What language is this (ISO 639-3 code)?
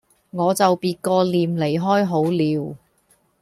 yue